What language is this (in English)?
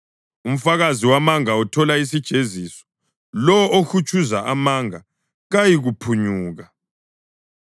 North Ndebele